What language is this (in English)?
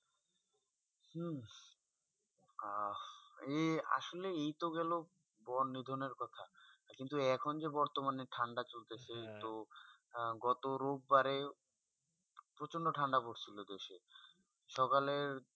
Bangla